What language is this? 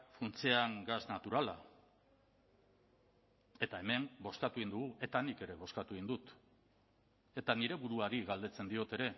Basque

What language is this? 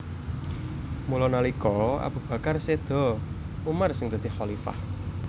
Javanese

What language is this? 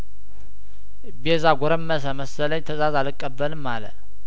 Amharic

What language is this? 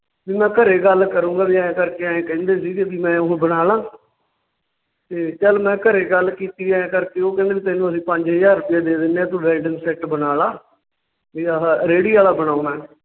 Punjabi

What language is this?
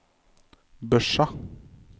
Norwegian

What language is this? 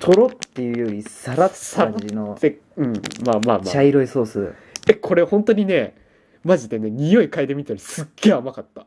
Japanese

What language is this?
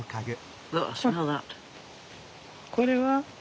Japanese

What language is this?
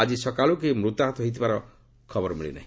Odia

